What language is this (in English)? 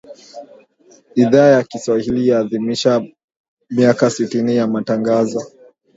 Swahili